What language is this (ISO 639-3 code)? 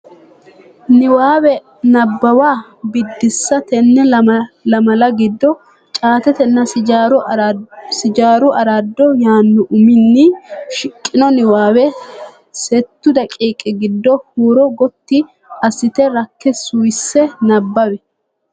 sid